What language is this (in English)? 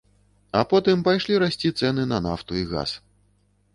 Belarusian